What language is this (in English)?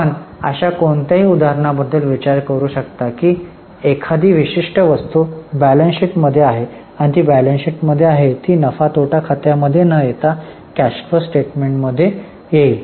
Marathi